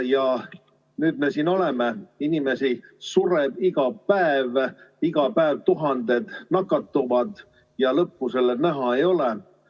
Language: Estonian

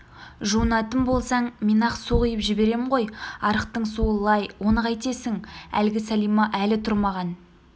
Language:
Kazakh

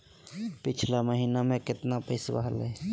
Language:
Magahi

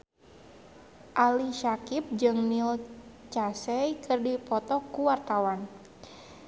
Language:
Sundanese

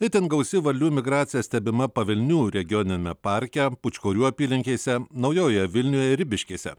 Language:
Lithuanian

